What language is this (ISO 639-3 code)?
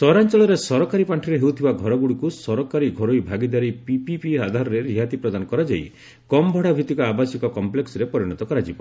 ori